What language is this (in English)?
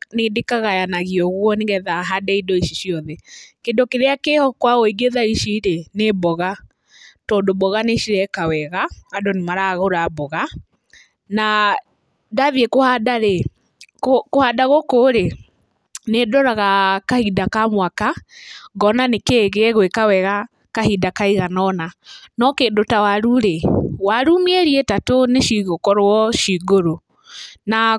Kikuyu